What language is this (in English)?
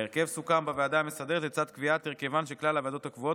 Hebrew